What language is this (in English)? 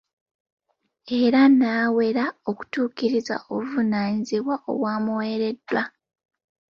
Ganda